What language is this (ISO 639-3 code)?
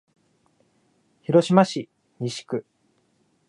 jpn